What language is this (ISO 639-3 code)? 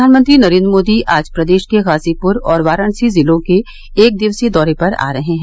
hin